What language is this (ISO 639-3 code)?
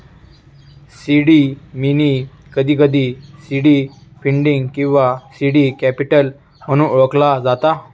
mar